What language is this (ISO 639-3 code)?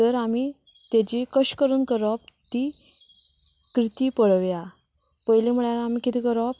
kok